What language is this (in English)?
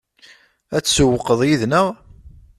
Kabyle